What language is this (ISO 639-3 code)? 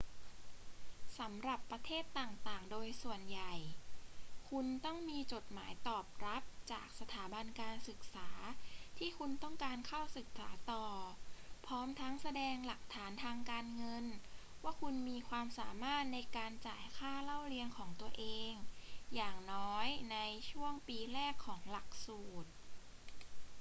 tha